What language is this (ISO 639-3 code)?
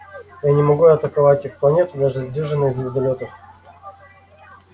rus